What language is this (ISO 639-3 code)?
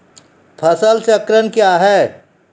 mai